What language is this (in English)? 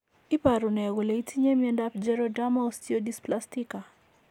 Kalenjin